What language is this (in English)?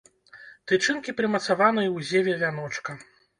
Belarusian